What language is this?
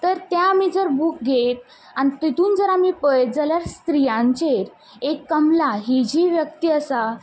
Konkani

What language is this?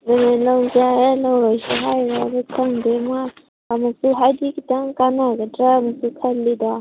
Manipuri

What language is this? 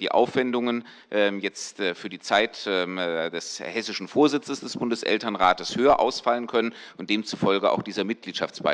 German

